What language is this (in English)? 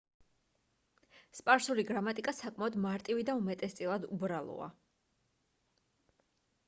Georgian